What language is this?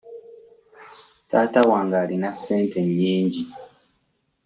Ganda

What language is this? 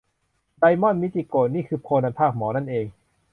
Thai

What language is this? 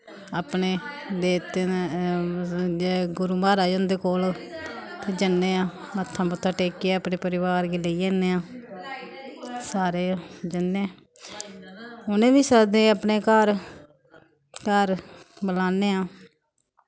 Dogri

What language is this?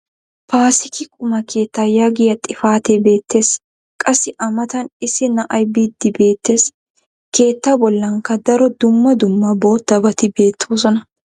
Wolaytta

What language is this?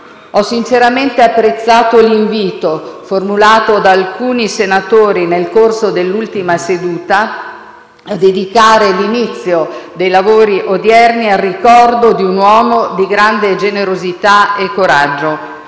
Italian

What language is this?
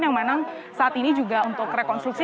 Indonesian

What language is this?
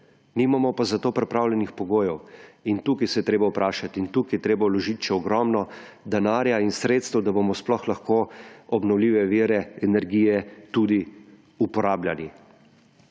Slovenian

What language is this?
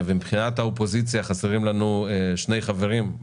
Hebrew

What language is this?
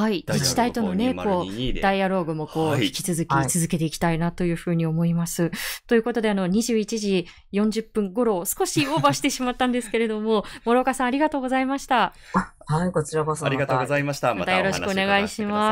Japanese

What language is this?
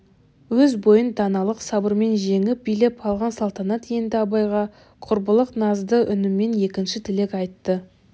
Kazakh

